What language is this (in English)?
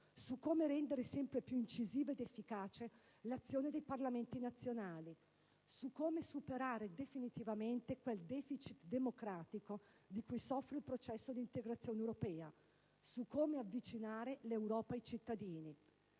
Italian